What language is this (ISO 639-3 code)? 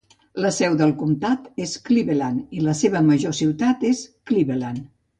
cat